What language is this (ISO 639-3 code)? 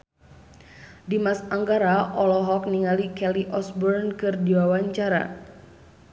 sun